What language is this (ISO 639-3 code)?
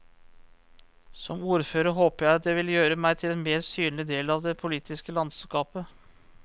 nor